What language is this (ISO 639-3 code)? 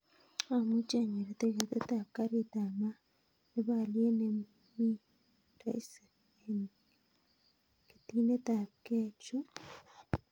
kln